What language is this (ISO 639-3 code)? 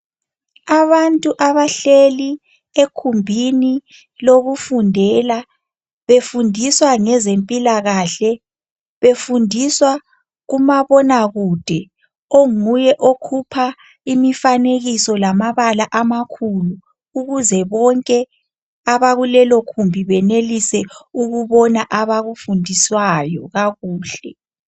nde